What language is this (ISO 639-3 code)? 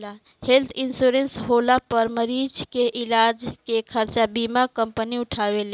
bho